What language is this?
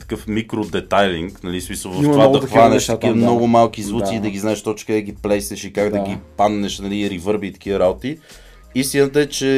Bulgarian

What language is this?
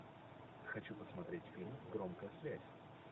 Russian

